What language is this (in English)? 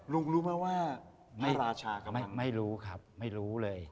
Thai